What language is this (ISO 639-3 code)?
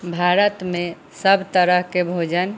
mai